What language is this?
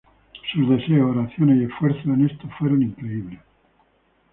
Spanish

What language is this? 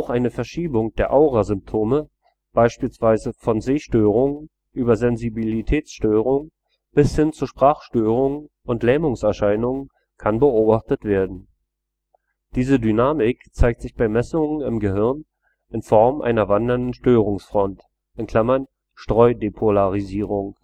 German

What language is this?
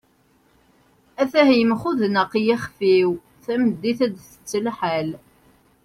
Kabyle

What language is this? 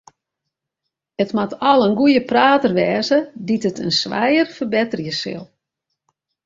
Western Frisian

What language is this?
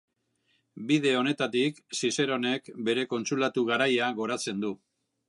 Basque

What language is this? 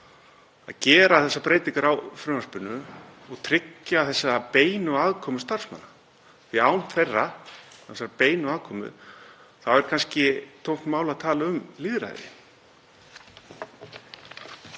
Icelandic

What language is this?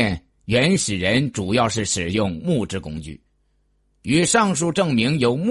Chinese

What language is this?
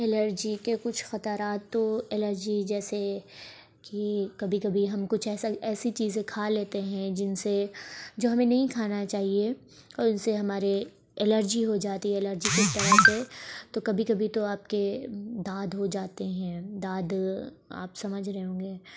Urdu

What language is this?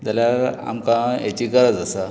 Konkani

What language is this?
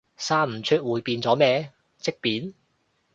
Cantonese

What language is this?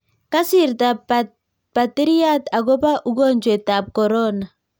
Kalenjin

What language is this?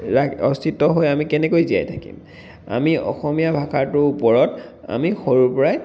Assamese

